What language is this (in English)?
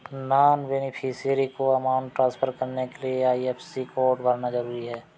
Hindi